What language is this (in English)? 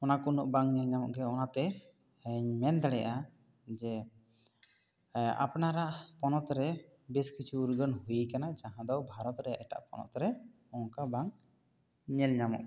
Santali